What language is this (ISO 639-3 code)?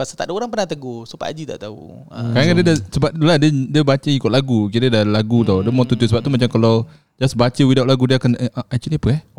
msa